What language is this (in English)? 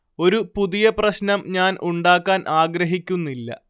Malayalam